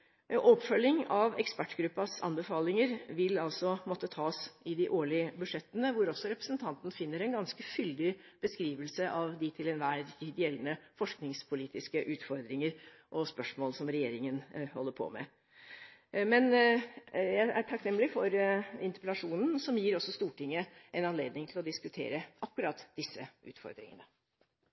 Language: Norwegian Bokmål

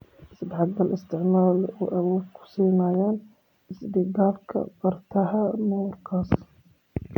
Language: Somali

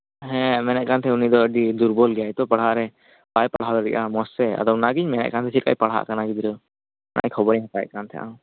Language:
Santali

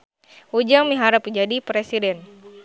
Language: Sundanese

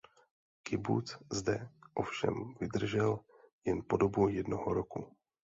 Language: Czech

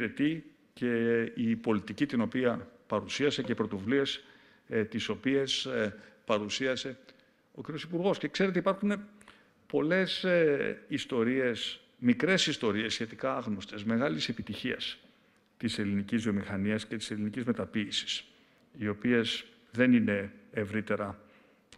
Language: Greek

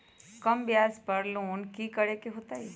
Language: Magahi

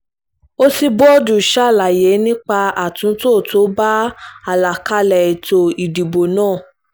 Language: Yoruba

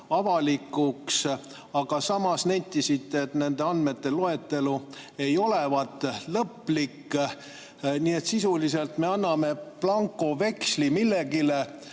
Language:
Estonian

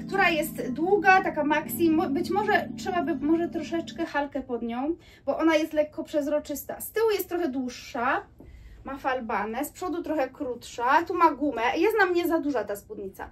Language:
Polish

